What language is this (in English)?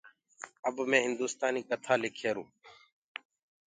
Gurgula